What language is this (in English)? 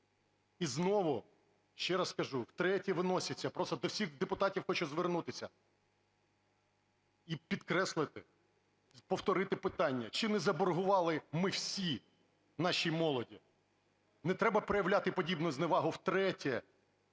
Ukrainian